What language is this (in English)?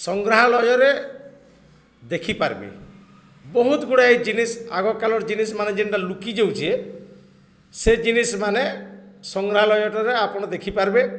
Odia